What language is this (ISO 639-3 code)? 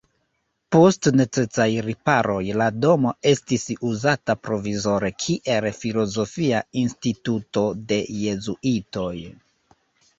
epo